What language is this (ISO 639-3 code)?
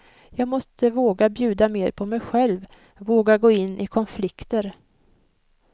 swe